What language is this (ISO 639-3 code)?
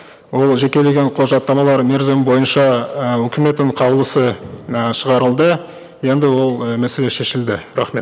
kaz